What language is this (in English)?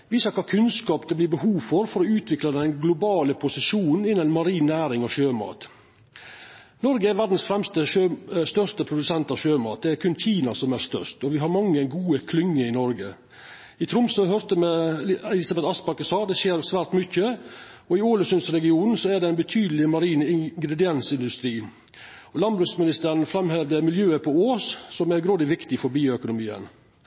Norwegian Nynorsk